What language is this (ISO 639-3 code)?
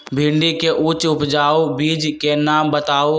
mag